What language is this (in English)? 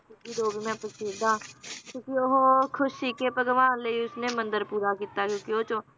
Punjabi